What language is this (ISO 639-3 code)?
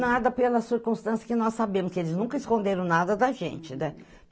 por